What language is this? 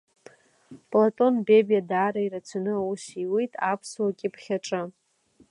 Abkhazian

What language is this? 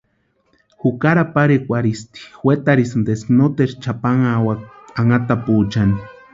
Western Highland Purepecha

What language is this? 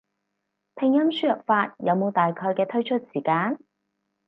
Cantonese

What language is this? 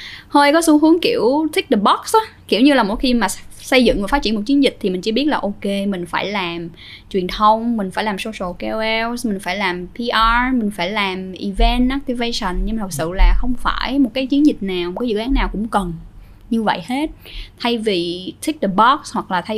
Vietnamese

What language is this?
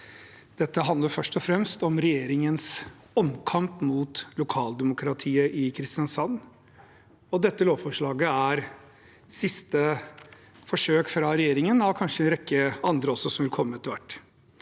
Norwegian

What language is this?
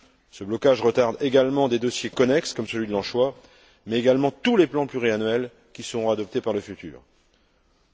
French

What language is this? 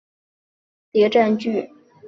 Chinese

